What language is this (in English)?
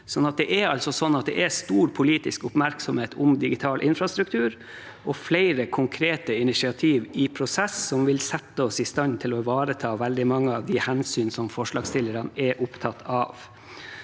Norwegian